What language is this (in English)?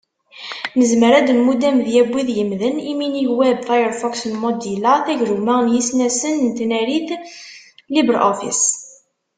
Kabyle